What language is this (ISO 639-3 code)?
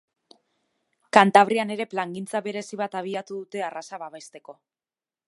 eus